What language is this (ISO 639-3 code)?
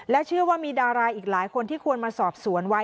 tha